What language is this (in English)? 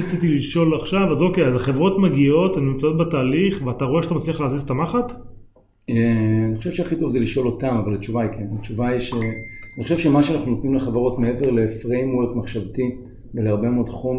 Hebrew